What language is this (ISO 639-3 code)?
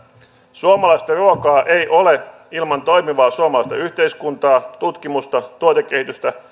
fin